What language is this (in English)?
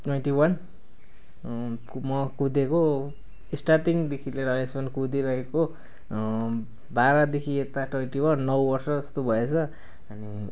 Nepali